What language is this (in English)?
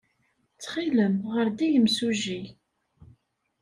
Kabyle